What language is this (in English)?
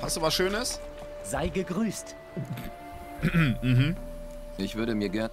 German